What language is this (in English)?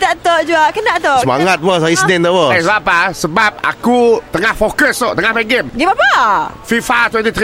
Malay